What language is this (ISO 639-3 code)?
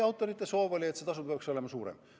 est